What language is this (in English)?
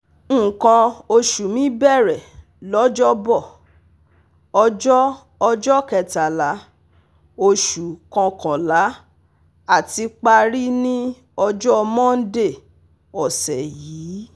Yoruba